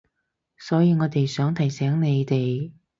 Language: Cantonese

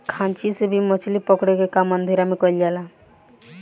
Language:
Bhojpuri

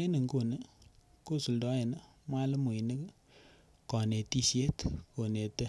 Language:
Kalenjin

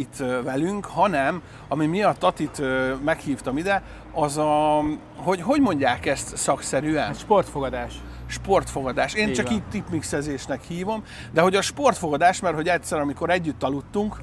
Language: Hungarian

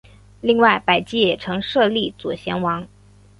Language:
Chinese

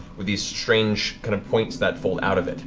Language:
English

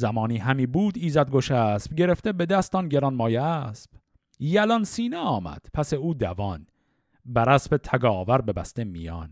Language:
Persian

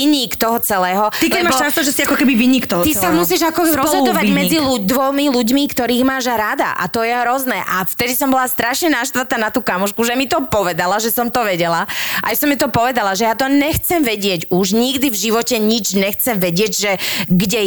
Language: Slovak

